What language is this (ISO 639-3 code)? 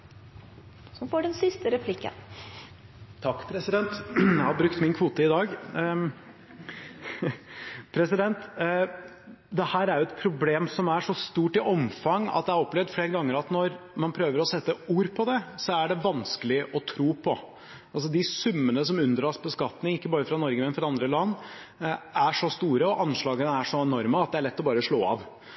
nor